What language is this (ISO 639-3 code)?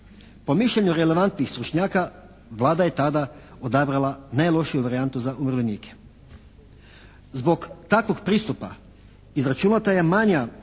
hrv